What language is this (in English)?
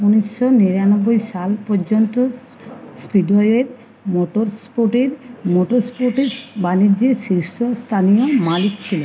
Bangla